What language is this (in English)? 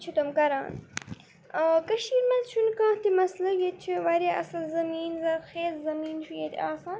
Kashmiri